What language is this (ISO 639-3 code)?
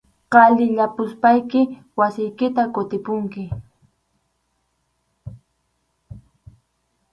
qxu